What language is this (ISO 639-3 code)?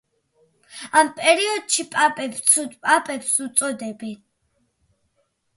kat